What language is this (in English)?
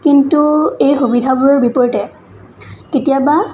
Assamese